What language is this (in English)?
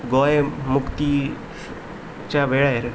Konkani